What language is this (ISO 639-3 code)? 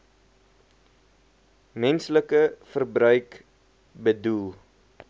afr